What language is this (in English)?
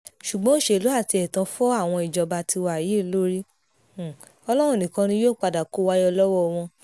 Yoruba